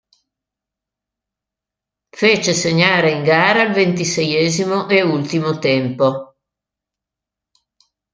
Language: Italian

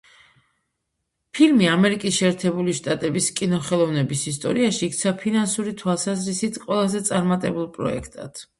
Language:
Georgian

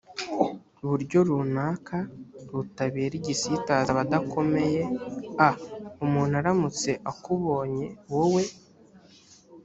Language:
Kinyarwanda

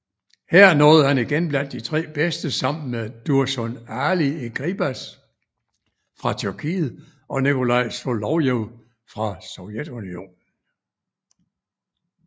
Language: Danish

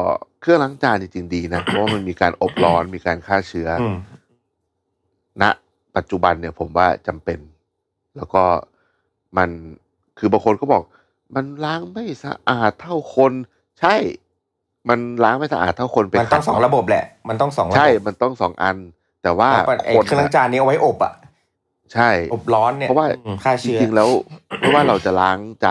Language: Thai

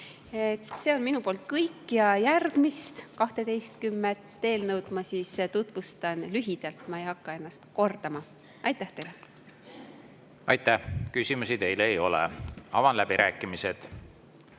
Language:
Estonian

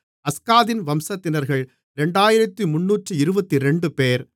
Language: Tamil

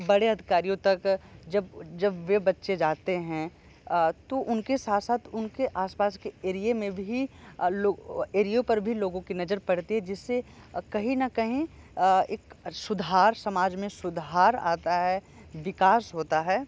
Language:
Hindi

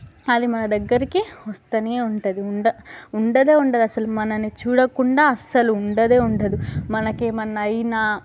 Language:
Telugu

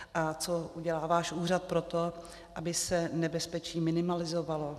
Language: Czech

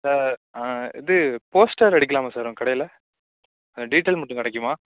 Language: Tamil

